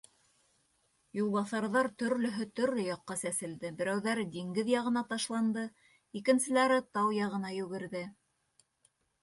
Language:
Bashkir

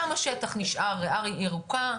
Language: Hebrew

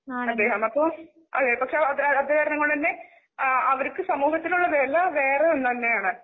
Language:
Malayalam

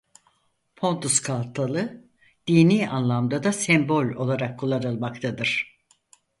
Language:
Turkish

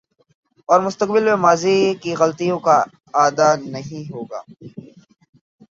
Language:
Urdu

